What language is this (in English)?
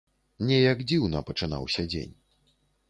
Belarusian